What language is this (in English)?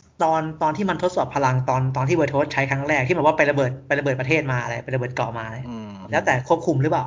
Thai